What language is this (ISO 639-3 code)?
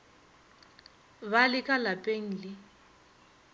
nso